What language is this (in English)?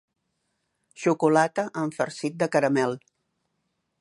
Catalan